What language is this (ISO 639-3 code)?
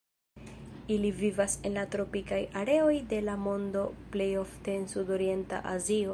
epo